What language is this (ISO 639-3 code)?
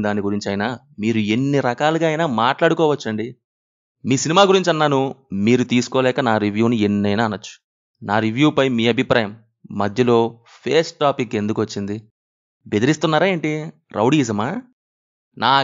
tel